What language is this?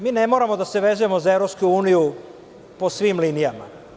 Serbian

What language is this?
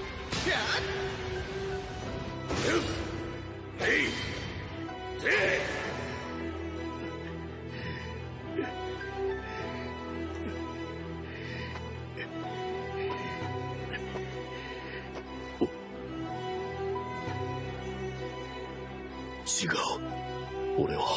Japanese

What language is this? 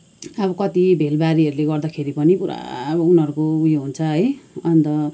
Nepali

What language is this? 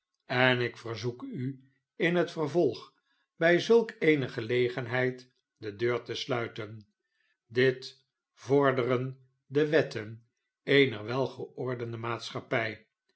Dutch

